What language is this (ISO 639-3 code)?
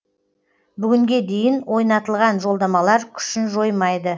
kaz